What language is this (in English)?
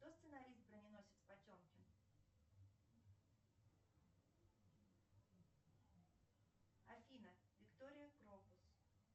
Russian